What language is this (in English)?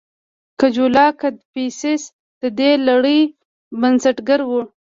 Pashto